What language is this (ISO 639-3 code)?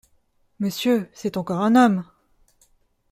fra